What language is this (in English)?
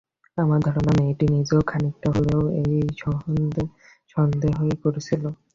Bangla